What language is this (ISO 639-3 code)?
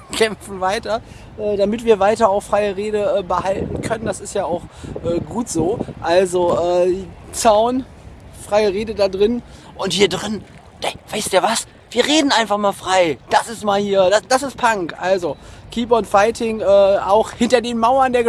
deu